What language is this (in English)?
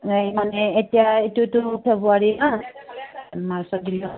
Assamese